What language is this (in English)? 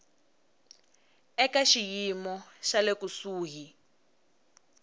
Tsonga